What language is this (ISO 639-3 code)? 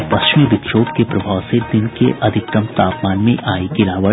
hin